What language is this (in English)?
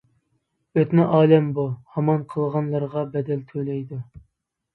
Uyghur